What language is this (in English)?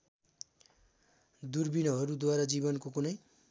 Nepali